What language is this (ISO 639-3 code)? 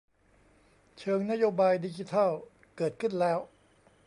tha